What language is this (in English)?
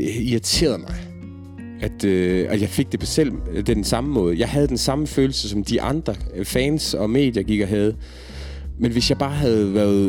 Danish